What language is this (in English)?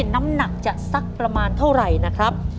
Thai